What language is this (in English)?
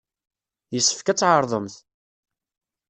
Kabyle